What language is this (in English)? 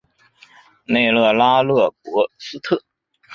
Chinese